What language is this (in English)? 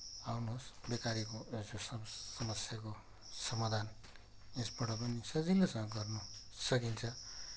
Nepali